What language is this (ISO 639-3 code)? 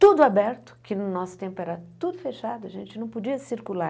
por